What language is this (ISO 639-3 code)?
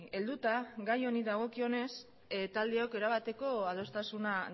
eus